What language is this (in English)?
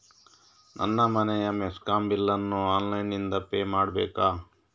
Kannada